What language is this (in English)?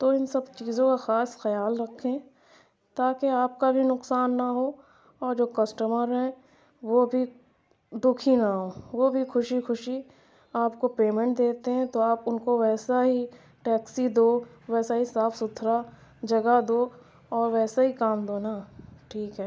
Urdu